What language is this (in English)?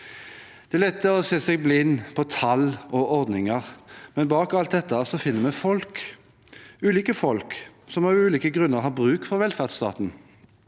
Norwegian